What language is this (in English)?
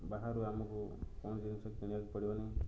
Odia